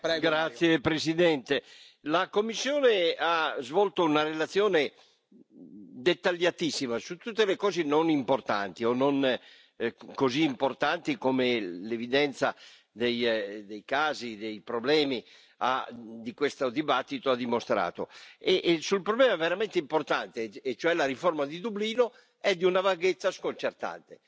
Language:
Italian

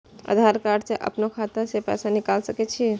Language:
Maithili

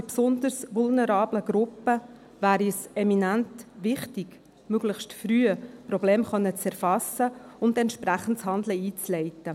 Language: Swiss German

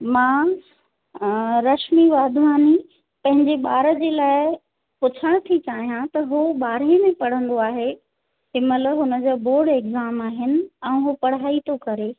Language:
Sindhi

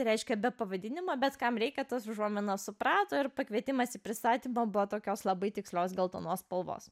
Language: Lithuanian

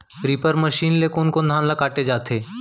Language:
Chhattisgarhi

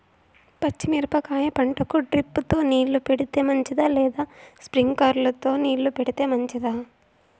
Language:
Telugu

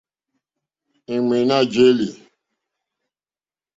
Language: Mokpwe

